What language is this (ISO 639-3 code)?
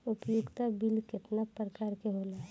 bho